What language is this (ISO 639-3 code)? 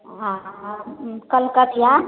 mai